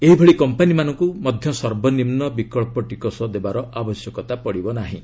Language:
Odia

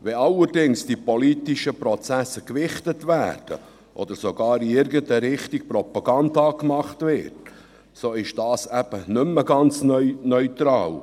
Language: Swiss German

